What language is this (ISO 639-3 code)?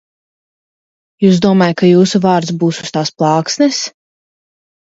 lav